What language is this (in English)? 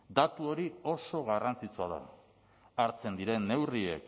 Basque